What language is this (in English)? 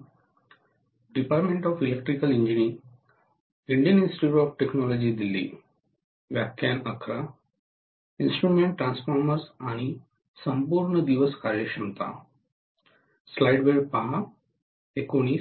Marathi